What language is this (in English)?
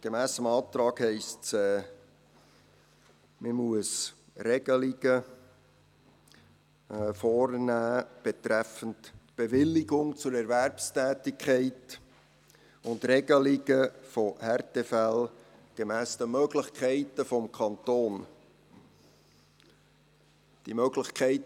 Swiss German